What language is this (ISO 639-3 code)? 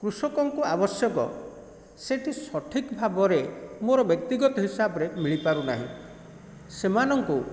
ori